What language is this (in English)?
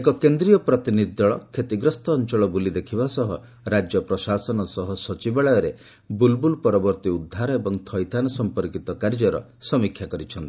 Odia